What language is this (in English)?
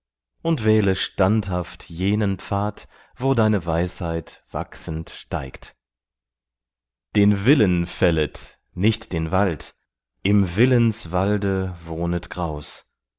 German